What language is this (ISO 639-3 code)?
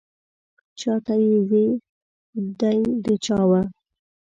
pus